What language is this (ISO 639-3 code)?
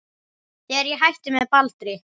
isl